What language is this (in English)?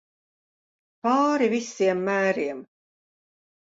Latvian